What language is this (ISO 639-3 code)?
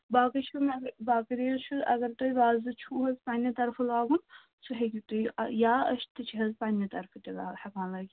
kas